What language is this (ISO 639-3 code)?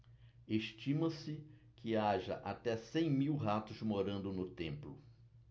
por